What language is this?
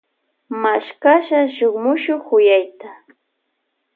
Loja Highland Quichua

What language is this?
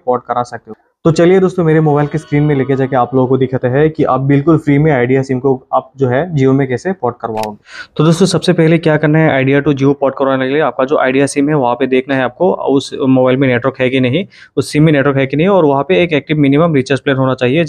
Hindi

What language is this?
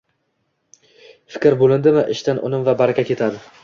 Uzbek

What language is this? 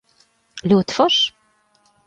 Latvian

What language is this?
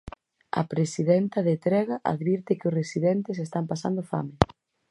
Galician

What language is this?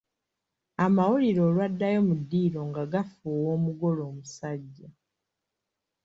Ganda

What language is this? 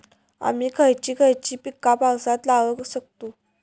Marathi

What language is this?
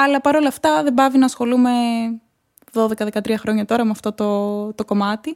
Greek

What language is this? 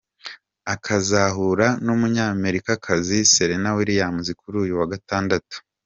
Kinyarwanda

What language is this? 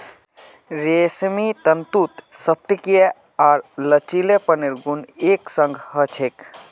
Magahi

